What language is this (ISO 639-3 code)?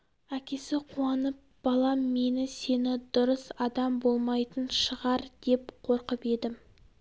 kaz